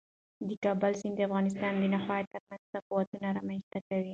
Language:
Pashto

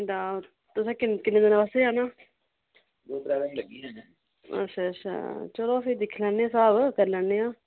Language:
Dogri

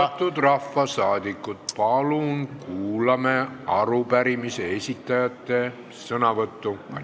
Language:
Estonian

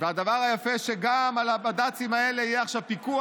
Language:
Hebrew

